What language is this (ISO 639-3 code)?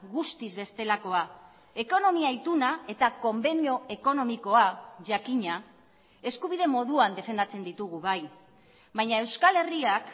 eus